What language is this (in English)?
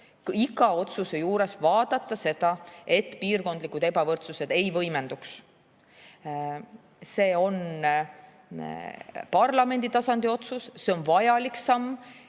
Estonian